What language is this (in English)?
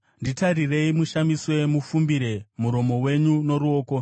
Shona